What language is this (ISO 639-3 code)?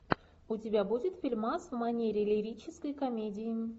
rus